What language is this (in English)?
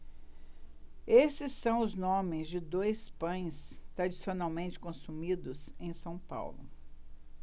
Portuguese